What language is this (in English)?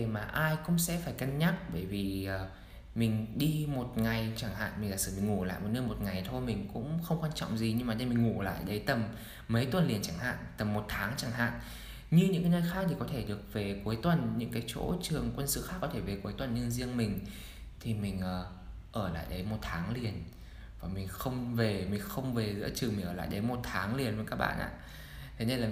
Vietnamese